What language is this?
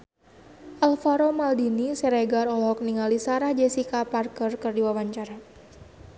Sundanese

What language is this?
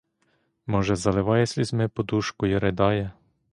Ukrainian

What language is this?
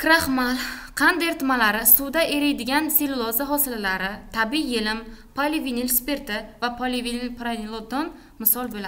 Turkish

